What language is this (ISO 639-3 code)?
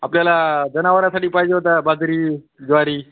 mar